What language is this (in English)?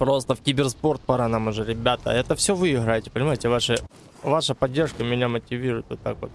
Russian